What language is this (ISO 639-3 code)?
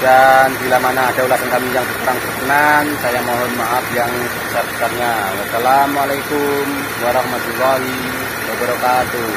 ind